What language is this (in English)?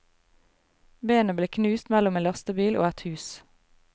Norwegian